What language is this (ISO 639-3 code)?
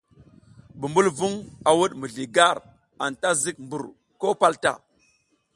giz